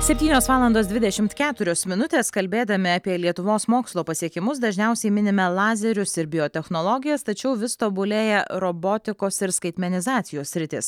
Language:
Lithuanian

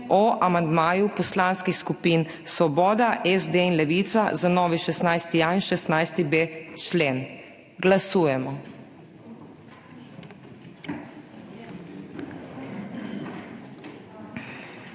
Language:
Slovenian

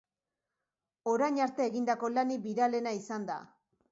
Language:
Basque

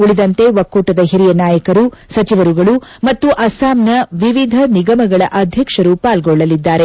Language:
Kannada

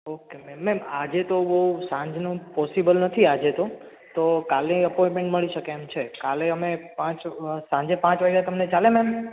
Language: Gujarati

